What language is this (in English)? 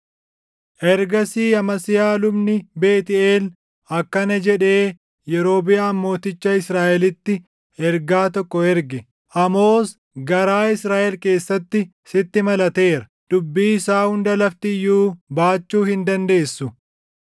Oromo